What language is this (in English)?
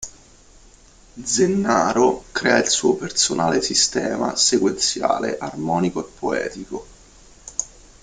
Italian